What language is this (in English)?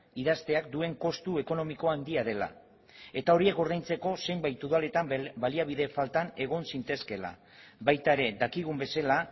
Basque